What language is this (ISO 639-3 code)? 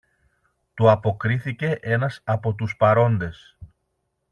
ell